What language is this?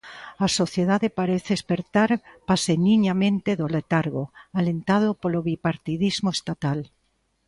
Galician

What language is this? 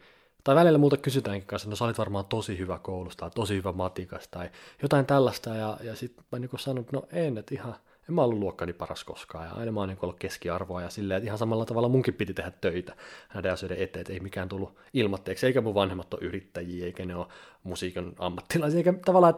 Finnish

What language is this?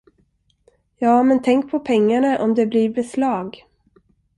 Swedish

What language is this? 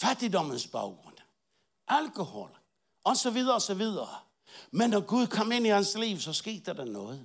Danish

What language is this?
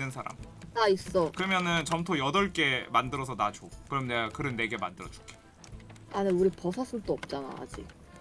Korean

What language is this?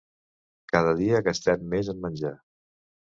Catalan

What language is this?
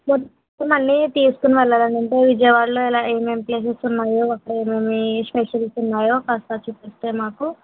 Telugu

